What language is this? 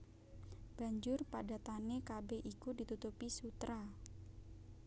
Javanese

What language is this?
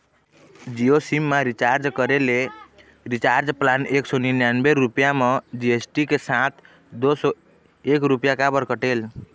Chhattisgarhi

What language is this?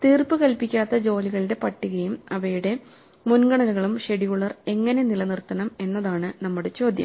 Malayalam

